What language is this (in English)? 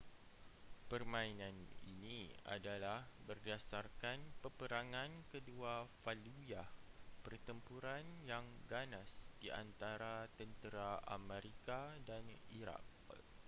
Malay